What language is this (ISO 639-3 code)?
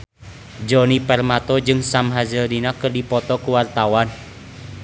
sun